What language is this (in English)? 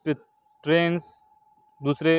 Urdu